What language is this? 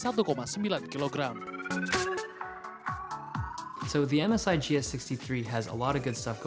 Indonesian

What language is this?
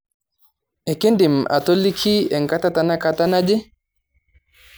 Masai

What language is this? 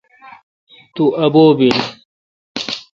Kalkoti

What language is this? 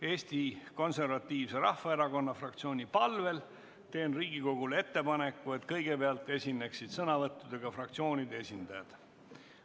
Estonian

